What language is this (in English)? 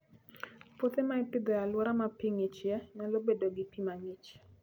Luo (Kenya and Tanzania)